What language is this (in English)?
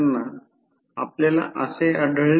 Marathi